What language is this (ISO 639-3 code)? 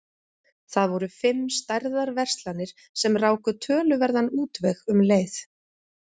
isl